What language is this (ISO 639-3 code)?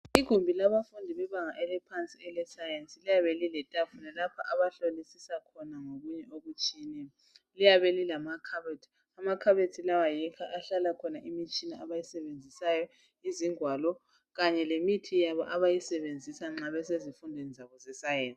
nde